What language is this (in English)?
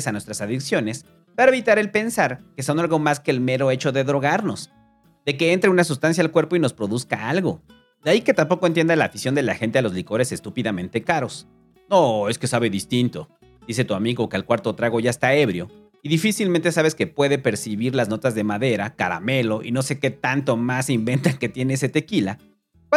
Spanish